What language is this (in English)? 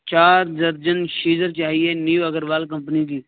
Urdu